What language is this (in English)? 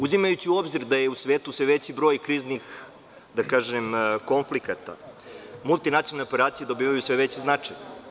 Serbian